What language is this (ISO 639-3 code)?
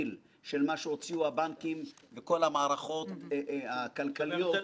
heb